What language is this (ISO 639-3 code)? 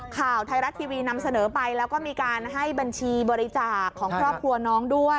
tha